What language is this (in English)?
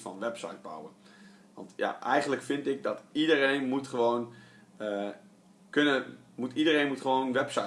Dutch